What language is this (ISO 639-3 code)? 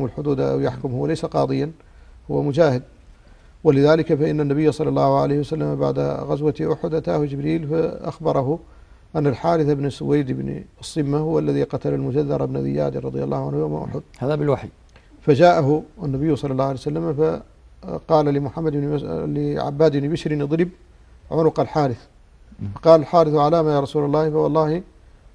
ara